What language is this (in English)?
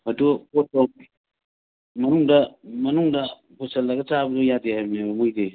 Manipuri